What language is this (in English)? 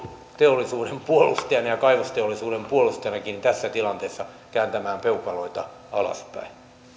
Finnish